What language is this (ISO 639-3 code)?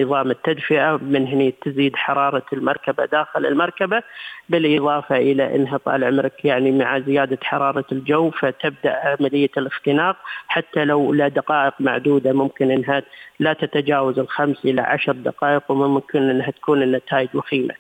ara